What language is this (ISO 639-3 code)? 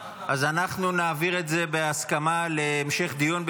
heb